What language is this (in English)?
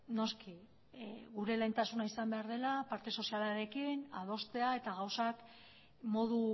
Basque